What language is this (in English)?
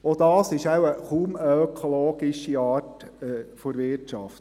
Swiss German